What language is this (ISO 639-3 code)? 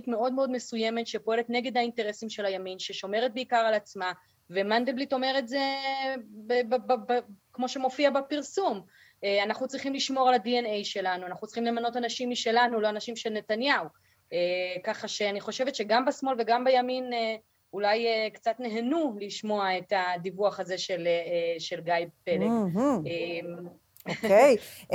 heb